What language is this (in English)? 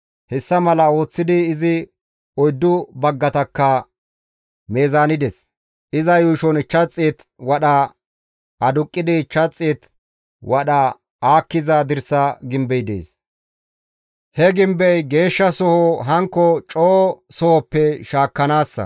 Gamo